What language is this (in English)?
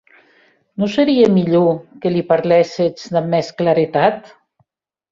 Occitan